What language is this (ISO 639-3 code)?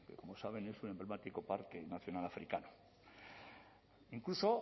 spa